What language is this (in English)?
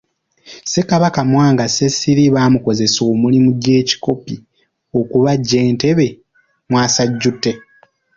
Ganda